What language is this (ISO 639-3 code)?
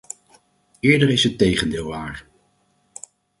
nld